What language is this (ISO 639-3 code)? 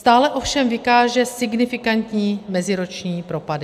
ces